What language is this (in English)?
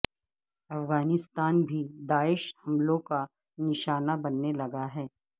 Urdu